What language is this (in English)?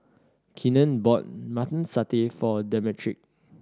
English